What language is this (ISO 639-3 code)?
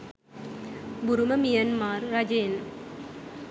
sin